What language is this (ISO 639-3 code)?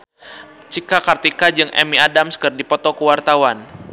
sun